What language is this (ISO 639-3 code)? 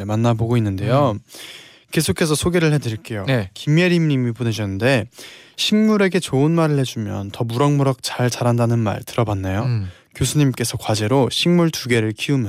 kor